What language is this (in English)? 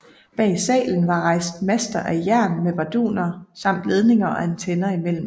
Danish